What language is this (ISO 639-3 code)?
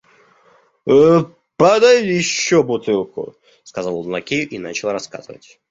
rus